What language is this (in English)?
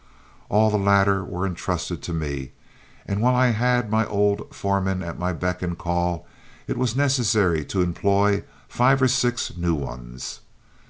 English